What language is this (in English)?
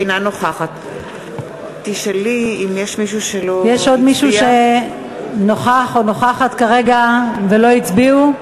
Hebrew